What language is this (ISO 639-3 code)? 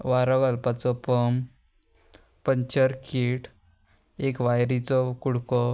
kok